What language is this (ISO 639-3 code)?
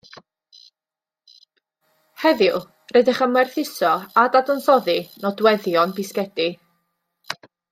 cym